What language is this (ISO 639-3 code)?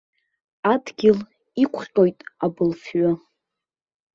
abk